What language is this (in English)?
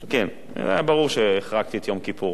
Hebrew